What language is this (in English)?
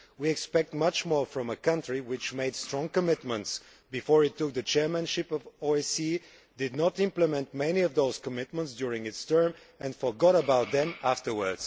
English